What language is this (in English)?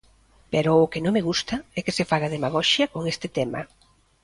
Galician